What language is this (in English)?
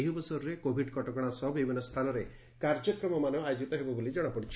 Odia